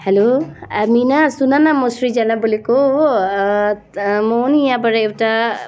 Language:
Nepali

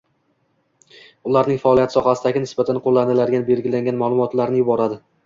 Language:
Uzbek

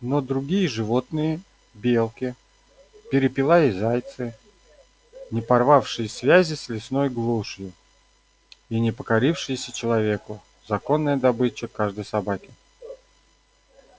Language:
Russian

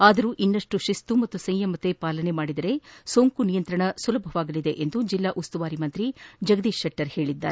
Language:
Kannada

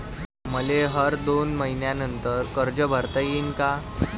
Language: Marathi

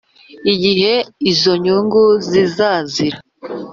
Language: Kinyarwanda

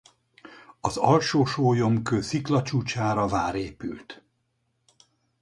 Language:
Hungarian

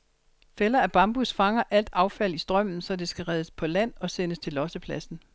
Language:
Danish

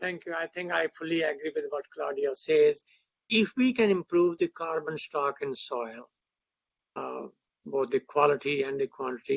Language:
English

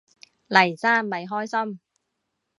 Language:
Cantonese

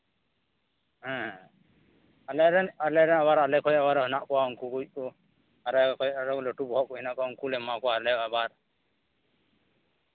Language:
Santali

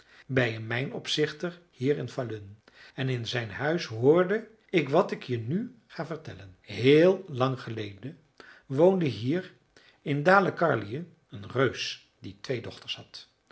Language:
Dutch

